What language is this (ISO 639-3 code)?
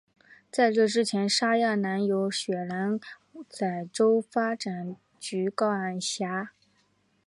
zho